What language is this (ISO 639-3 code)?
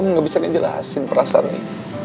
ind